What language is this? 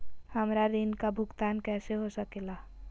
Magahi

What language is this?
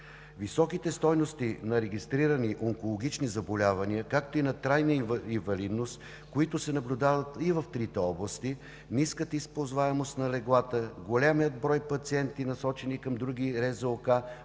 Bulgarian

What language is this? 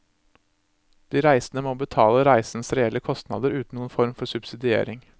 Norwegian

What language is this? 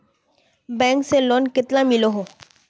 Magahi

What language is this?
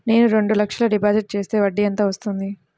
Telugu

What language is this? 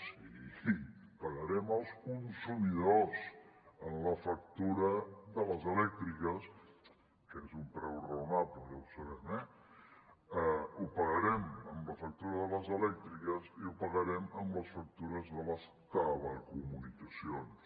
Catalan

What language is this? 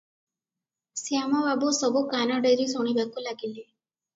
Odia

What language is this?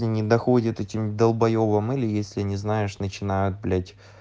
Russian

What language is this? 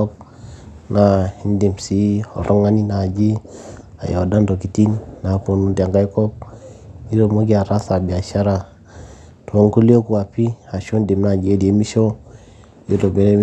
Masai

